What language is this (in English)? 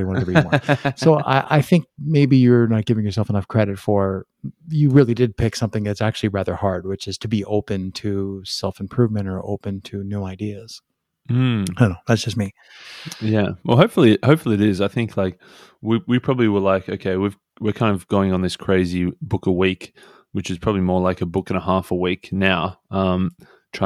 English